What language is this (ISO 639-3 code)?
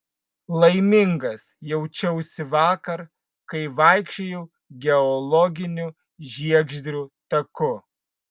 lit